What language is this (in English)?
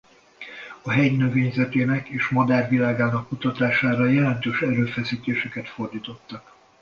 Hungarian